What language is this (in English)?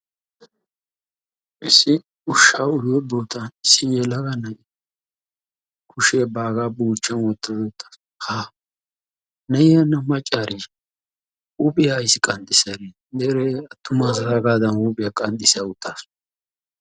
Wolaytta